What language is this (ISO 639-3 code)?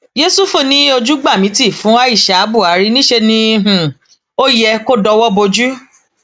yor